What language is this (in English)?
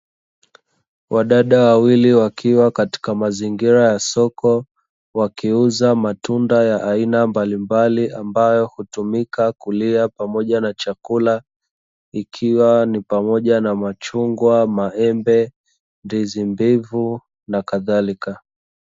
Swahili